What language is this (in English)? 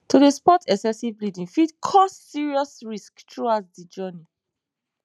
Nigerian Pidgin